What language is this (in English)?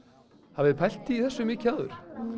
Icelandic